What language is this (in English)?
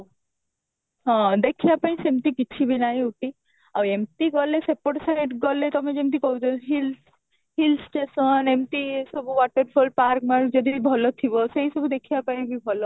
Odia